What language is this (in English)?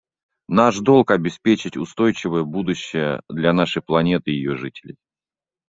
Russian